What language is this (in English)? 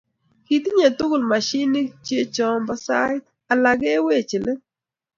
Kalenjin